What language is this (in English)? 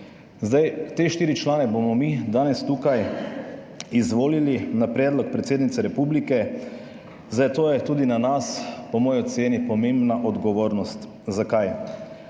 Slovenian